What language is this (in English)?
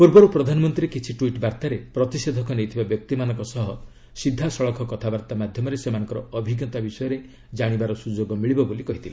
Odia